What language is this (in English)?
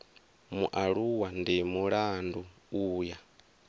Venda